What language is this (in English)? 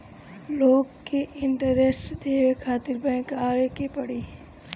Bhojpuri